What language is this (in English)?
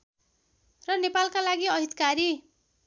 Nepali